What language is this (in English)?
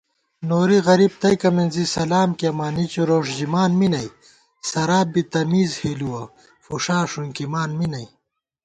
Gawar-Bati